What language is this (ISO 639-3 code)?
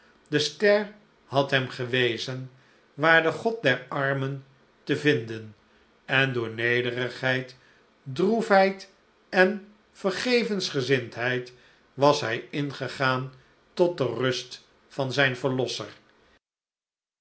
nld